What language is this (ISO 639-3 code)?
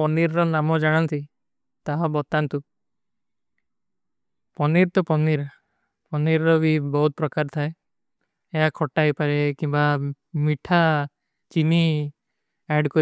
uki